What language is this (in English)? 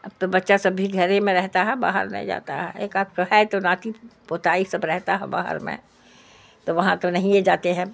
Urdu